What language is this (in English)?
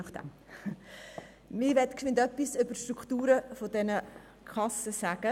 Swiss German